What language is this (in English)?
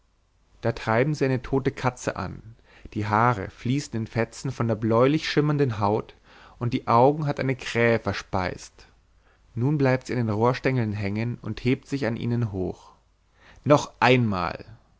German